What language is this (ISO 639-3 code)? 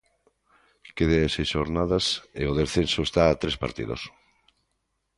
glg